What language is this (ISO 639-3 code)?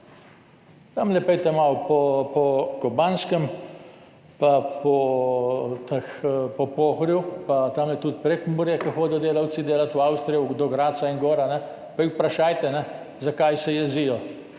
slv